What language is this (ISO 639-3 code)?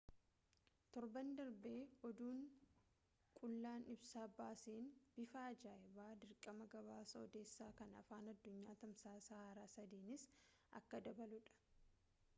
orm